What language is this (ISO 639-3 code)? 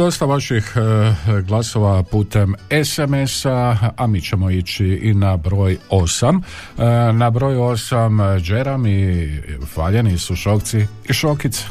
hrv